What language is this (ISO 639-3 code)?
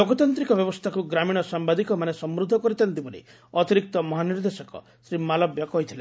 ori